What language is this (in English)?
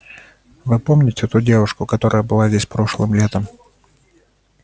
Russian